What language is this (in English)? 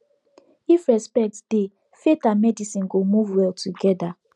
Nigerian Pidgin